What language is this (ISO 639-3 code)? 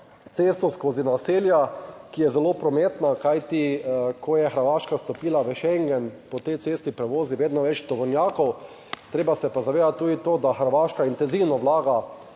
slv